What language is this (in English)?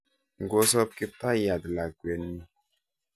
Kalenjin